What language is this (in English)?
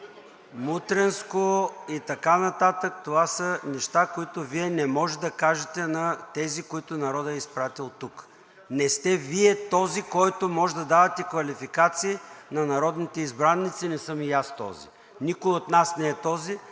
Bulgarian